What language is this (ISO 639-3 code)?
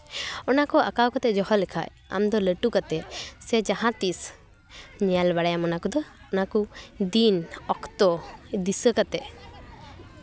sat